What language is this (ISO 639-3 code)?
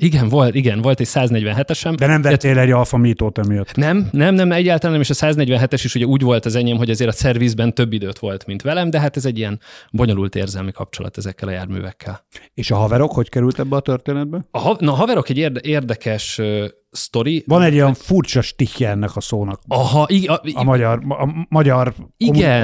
hun